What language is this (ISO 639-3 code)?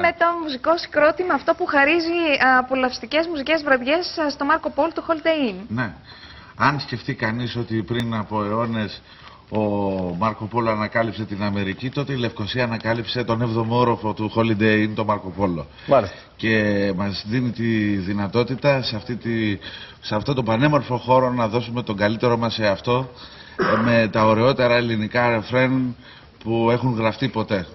ell